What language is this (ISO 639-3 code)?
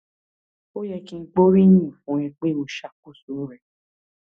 yor